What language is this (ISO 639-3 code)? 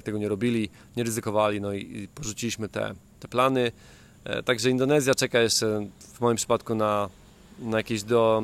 pol